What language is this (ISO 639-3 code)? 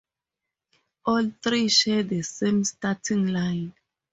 eng